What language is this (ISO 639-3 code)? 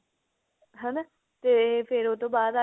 pan